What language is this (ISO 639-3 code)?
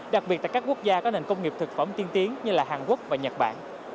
vie